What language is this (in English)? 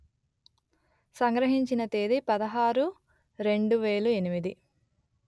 Telugu